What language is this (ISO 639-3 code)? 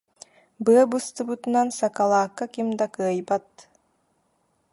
sah